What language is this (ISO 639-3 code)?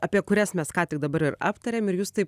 lit